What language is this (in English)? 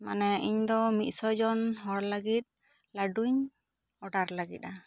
Santali